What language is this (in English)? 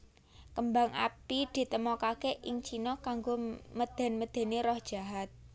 Javanese